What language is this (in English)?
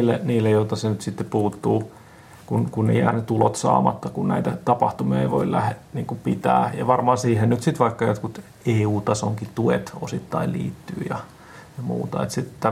Finnish